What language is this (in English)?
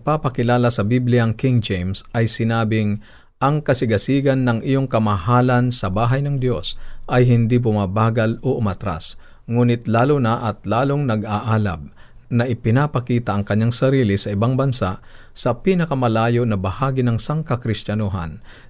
Filipino